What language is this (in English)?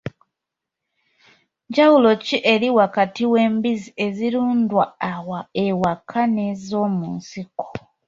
Ganda